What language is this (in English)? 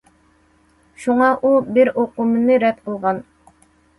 Uyghur